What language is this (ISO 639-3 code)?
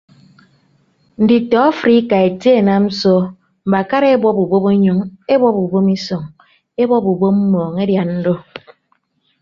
ibb